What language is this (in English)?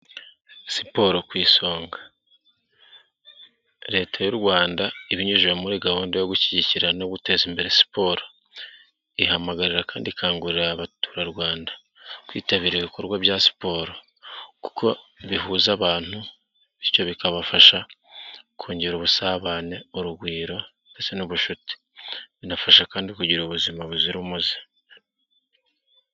Kinyarwanda